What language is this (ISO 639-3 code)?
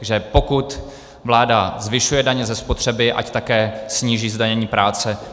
ces